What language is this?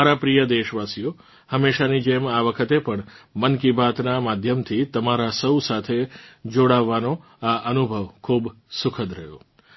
Gujarati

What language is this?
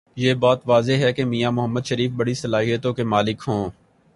Urdu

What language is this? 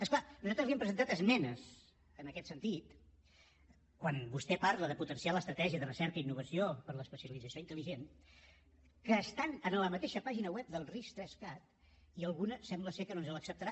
Catalan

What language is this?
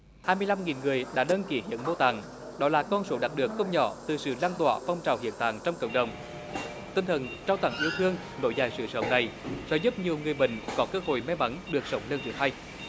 Vietnamese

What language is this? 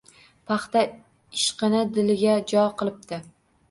Uzbek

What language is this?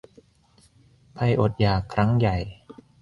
Thai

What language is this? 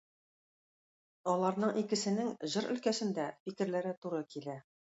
Tatar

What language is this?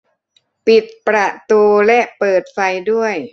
Thai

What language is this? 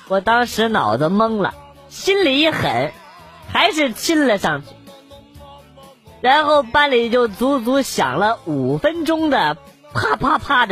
Chinese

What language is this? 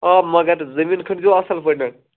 Kashmiri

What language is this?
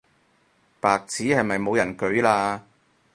Cantonese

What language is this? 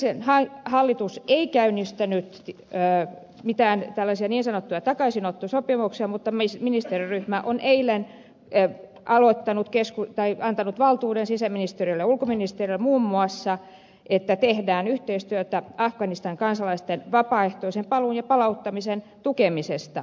Finnish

